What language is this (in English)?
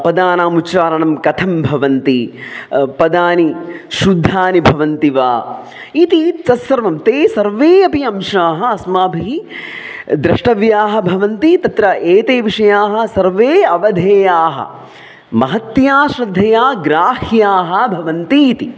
Sanskrit